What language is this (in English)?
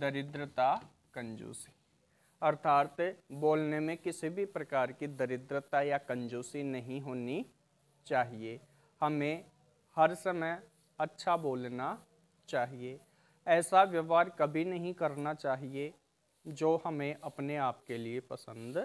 Hindi